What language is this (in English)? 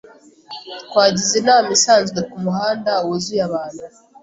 Kinyarwanda